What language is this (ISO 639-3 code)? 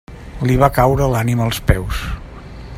cat